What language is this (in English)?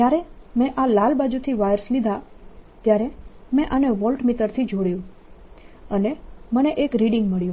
Gujarati